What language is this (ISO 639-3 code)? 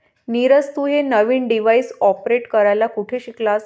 mar